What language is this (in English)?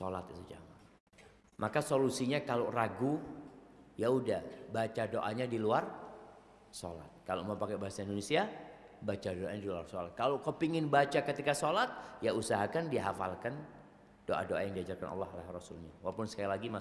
Indonesian